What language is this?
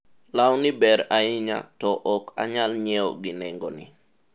Luo (Kenya and Tanzania)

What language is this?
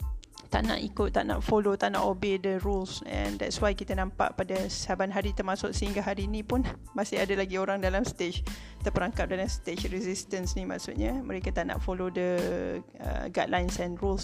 Malay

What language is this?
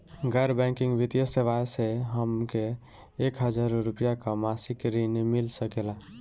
Bhojpuri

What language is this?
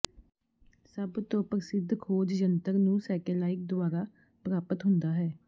Punjabi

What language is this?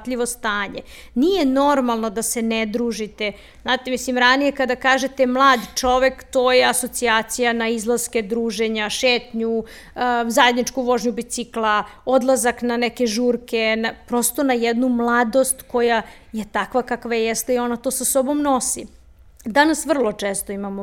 Croatian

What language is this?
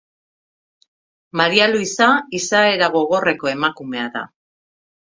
Basque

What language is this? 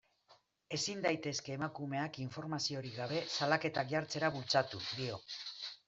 Basque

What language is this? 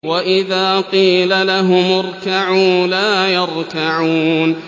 Arabic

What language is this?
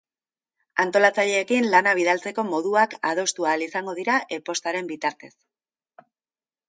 Basque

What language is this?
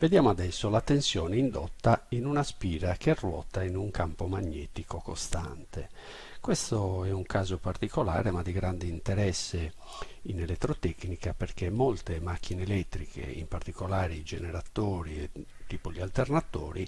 Italian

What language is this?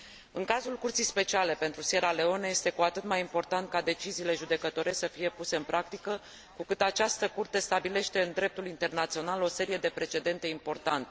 Romanian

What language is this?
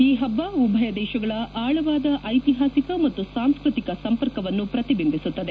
Kannada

